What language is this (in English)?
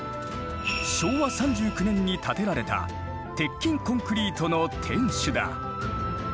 Japanese